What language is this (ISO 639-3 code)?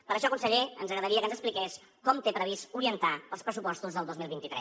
cat